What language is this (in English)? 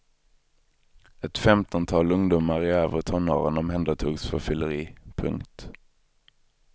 Swedish